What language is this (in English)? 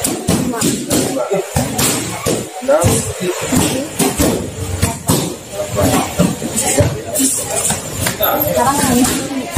Indonesian